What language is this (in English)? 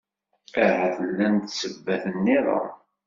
Kabyle